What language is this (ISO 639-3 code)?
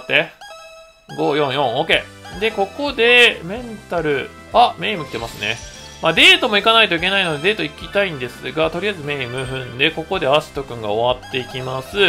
jpn